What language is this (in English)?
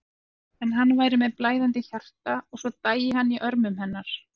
Icelandic